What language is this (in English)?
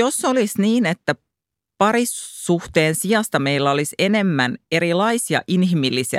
Finnish